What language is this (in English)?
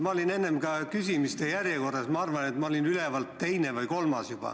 Estonian